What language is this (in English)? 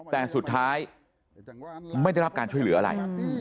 Thai